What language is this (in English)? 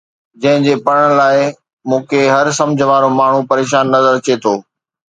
Sindhi